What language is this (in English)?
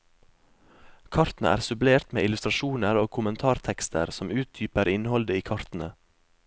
Norwegian